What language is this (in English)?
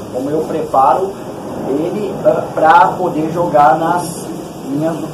Portuguese